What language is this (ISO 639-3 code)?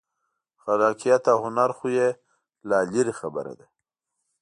pus